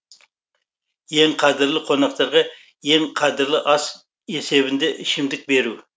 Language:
Kazakh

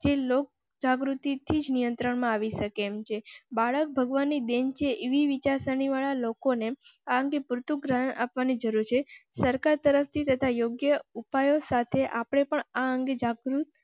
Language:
Gujarati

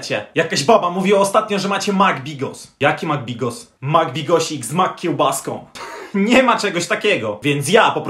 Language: Polish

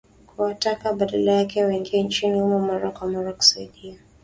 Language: Swahili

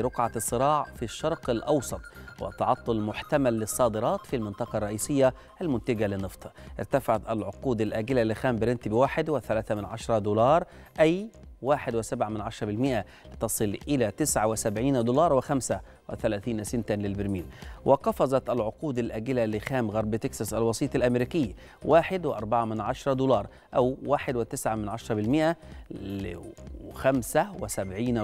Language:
Arabic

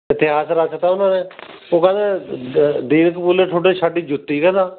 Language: Punjabi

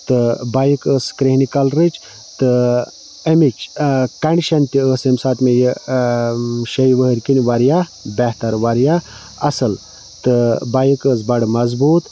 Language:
Kashmiri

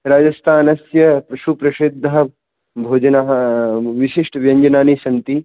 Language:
Sanskrit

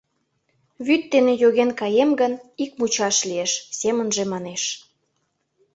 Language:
Mari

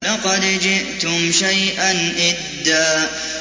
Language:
Arabic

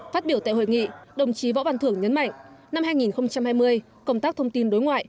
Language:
Vietnamese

